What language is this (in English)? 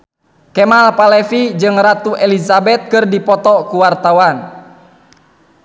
Sundanese